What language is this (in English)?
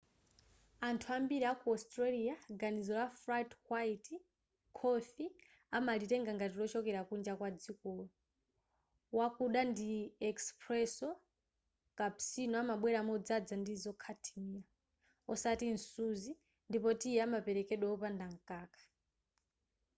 Nyanja